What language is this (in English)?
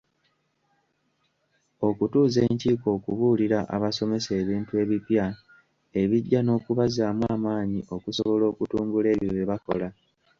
Ganda